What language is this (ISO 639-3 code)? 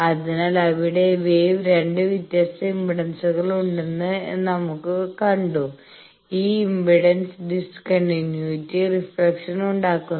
mal